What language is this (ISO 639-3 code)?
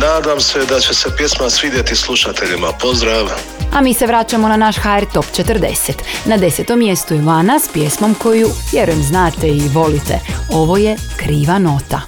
hrv